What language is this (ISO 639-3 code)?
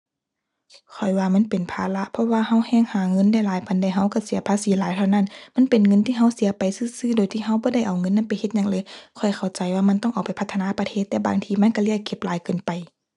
tha